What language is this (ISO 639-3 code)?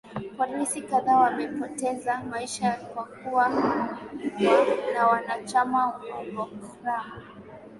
swa